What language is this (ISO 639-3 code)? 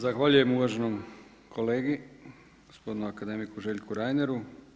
hrv